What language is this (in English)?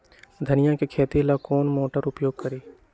Magahi